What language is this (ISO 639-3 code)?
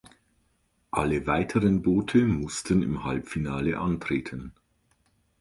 deu